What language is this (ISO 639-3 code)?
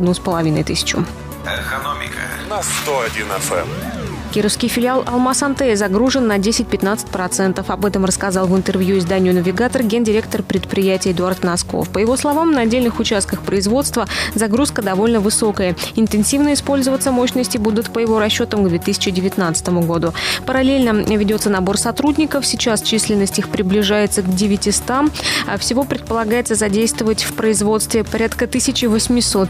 rus